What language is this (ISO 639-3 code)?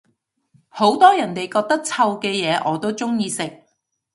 yue